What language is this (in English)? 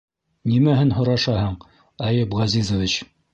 Bashkir